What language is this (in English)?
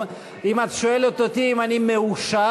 Hebrew